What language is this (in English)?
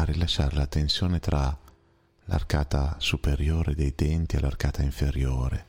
Italian